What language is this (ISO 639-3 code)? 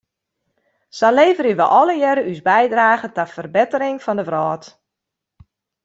fry